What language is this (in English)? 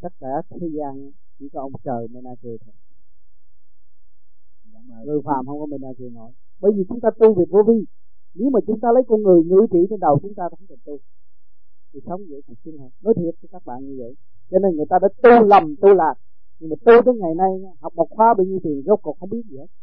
Vietnamese